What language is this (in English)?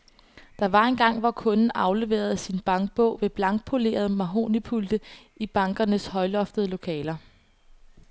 Danish